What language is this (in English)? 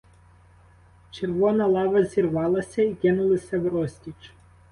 Ukrainian